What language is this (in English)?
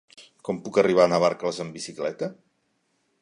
Catalan